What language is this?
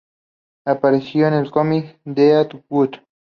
Spanish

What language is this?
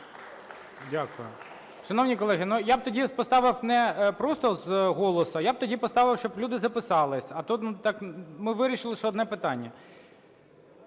Ukrainian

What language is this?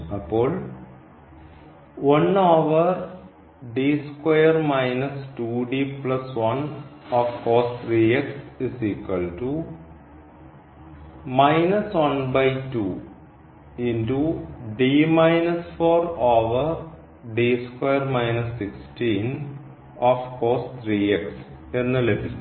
Malayalam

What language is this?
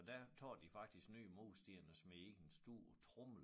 Danish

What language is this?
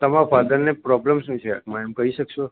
Gujarati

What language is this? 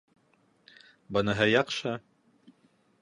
Bashkir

